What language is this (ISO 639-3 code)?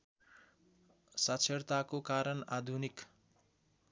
nep